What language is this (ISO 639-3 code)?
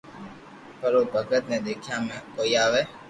lrk